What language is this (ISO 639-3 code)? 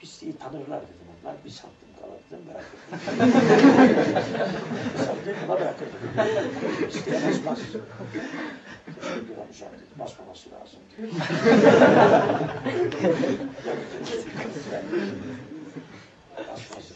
tur